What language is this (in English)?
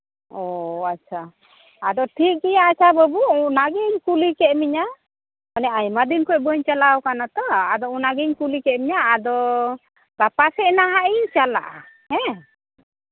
Santali